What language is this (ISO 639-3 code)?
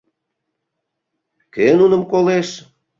chm